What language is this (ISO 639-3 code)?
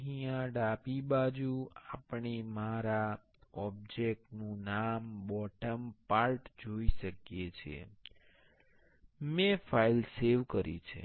guj